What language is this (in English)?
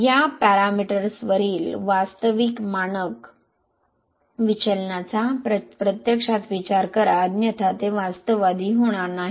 Marathi